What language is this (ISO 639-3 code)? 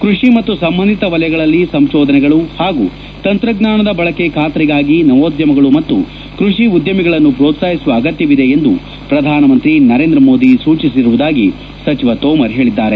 kan